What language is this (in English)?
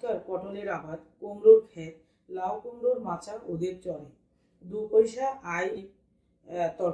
Hindi